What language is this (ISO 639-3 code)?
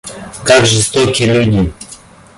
rus